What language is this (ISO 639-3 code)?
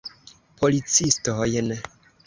epo